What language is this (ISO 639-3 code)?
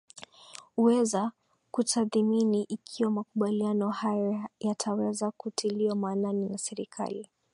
swa